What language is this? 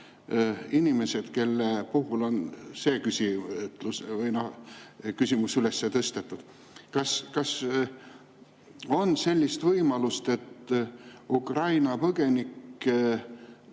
Estonian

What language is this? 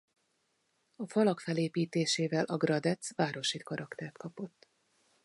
Hungarian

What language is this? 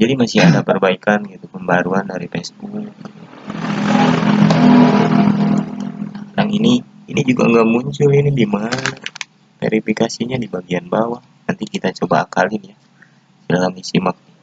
Indonesian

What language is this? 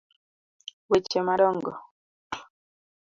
Luo (Kenya and Tanzania)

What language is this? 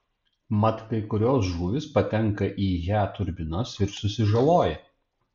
Lithuanian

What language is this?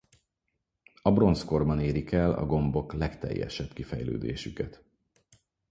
Hungarian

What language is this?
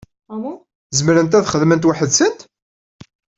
Kabyle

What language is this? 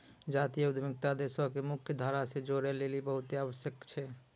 Maithili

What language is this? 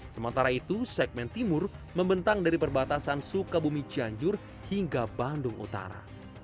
Indonesian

